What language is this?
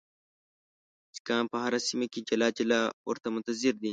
Pashto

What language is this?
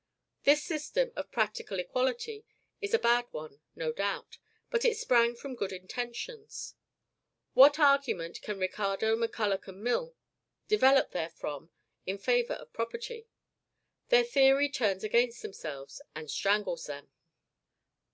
English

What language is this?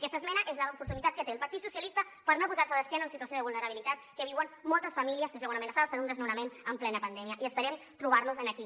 Catalan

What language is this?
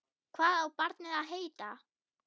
Icelandic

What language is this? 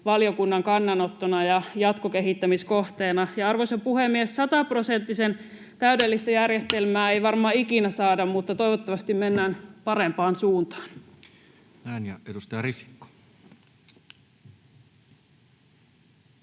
Finnish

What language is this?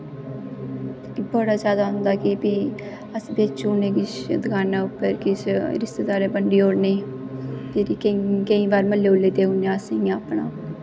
Dogri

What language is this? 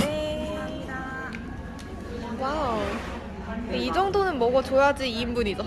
Korean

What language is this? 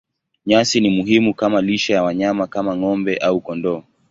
Swahili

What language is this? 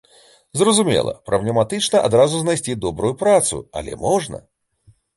Belarusian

